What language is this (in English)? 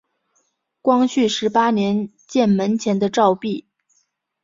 Chinese